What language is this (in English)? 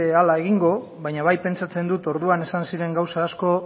Basque